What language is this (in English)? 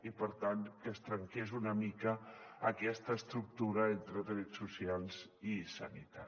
Catalan